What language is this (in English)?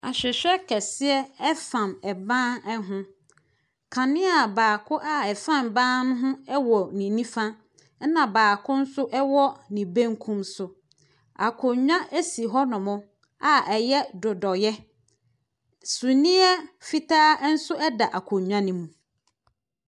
Akan